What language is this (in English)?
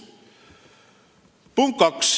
Estonian